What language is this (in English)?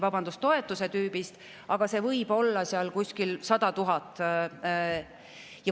Estonian